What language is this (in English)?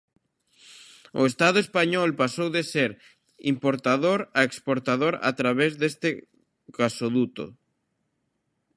Galician